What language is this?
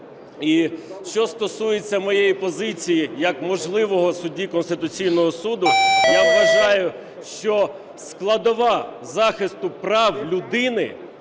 Ukrainian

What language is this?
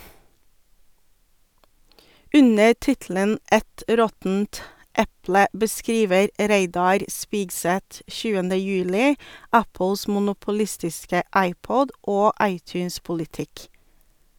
Norwegian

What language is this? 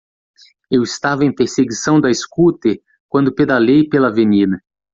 Portuguese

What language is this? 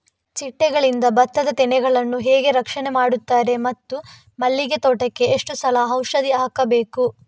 Kannada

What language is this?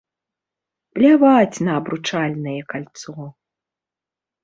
Belarusian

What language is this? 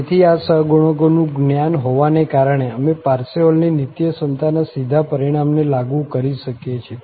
Gujarati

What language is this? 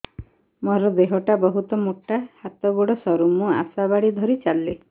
Odia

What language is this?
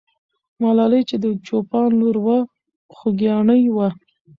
Pashto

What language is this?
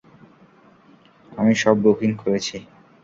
Bangla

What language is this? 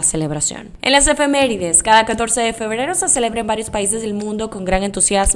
Spanish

